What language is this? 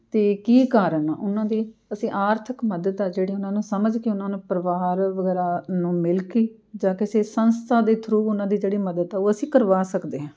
Punjabi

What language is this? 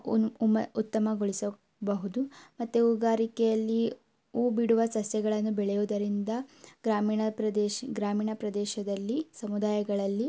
Kannada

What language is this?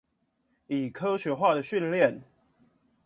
Chinese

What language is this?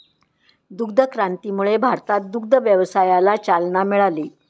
Marathi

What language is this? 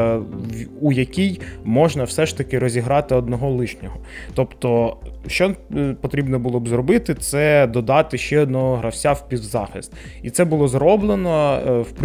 Ukrainian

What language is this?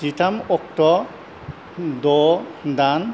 Bodo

